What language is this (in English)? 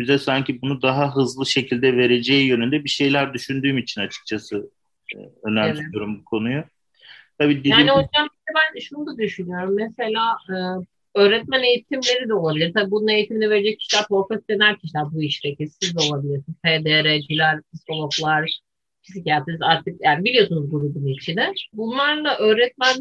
Turkish